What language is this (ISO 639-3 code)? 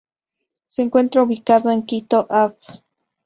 spa